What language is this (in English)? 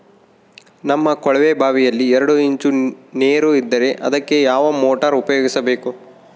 Kannada